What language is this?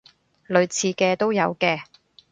Cantonese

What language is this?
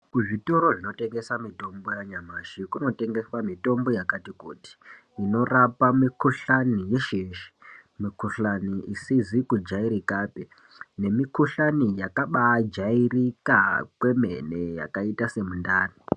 Ndau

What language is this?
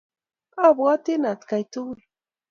Kalenjin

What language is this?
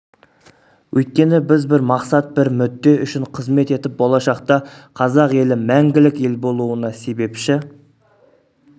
Kazakh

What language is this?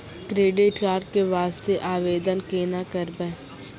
Maithili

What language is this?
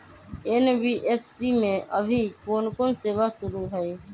Magahi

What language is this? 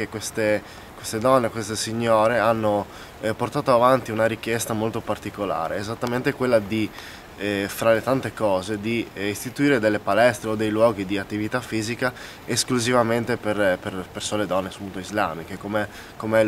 Italian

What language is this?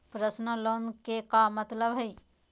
Magahi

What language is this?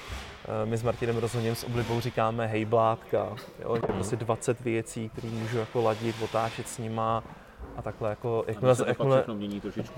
Czech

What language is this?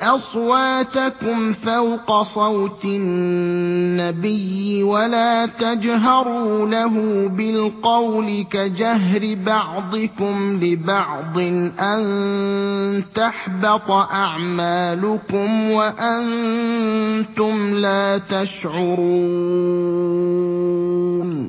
Arabic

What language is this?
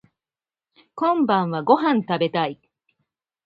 Japanese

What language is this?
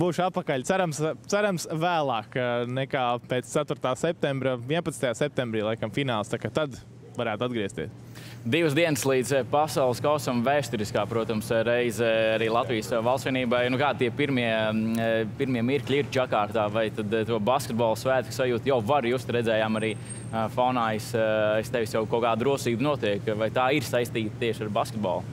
Latvian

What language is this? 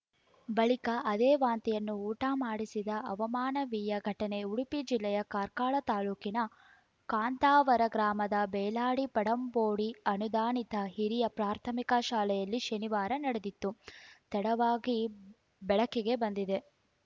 Kannada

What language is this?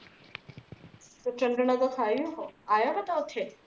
Punjabi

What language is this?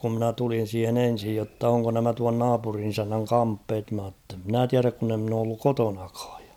Finnish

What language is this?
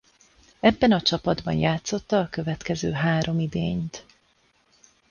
Hungarian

